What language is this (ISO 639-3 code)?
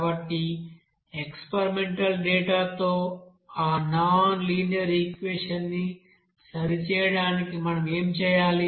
tel